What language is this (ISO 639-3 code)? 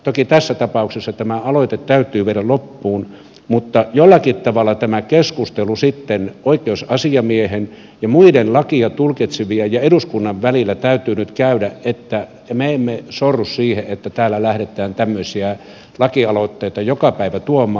fin